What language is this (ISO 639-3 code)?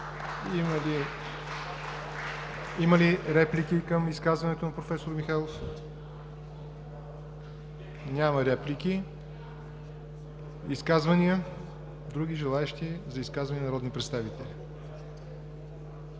bul